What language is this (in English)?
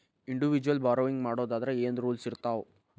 Kannada